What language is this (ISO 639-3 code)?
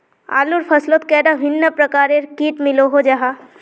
mag